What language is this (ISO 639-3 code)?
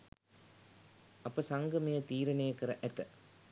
sin